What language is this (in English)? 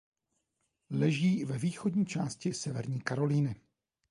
Czech